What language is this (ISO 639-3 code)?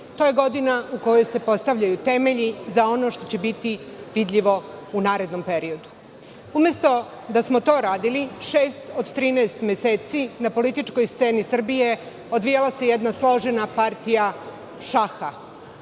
srp